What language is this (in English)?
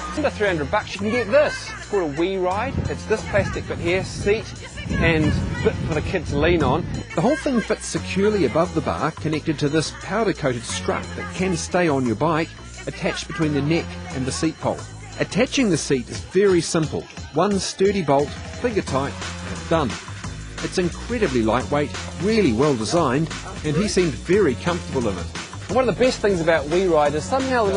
English